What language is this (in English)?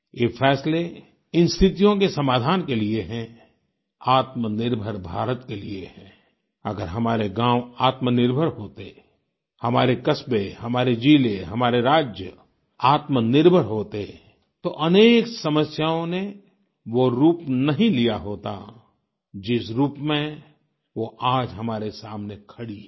Hindi